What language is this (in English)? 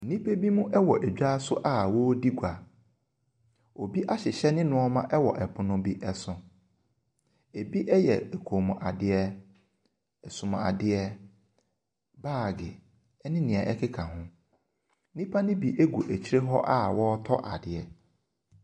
Akan